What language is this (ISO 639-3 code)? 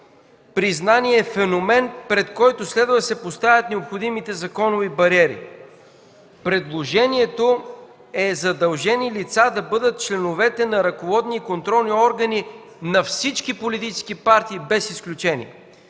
bul